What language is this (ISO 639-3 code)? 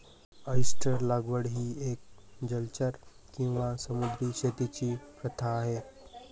mar